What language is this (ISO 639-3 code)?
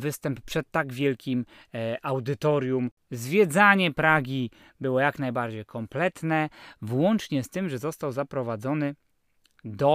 pol